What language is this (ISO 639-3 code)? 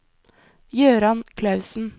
nor